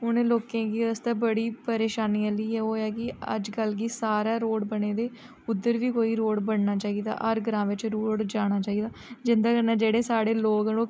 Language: Dogri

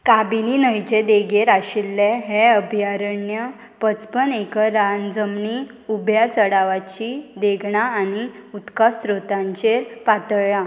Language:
Konkani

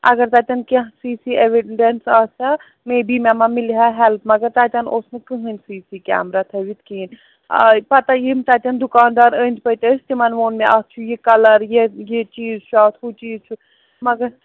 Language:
Kashmiri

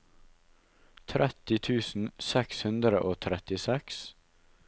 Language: Norwegian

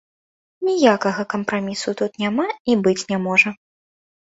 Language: Belarusian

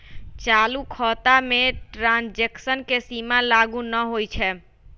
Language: Magahi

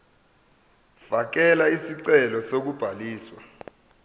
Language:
Zulu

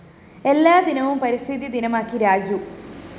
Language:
Malayalam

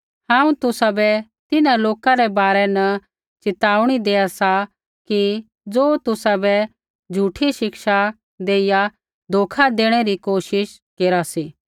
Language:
Kullu Pahari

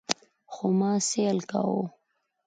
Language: Pashto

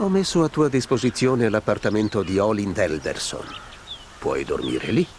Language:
Italian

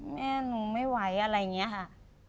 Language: Thai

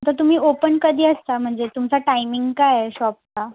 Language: Marathi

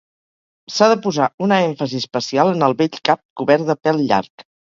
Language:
Catalan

